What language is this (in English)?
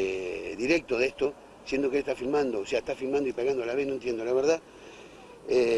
Spanish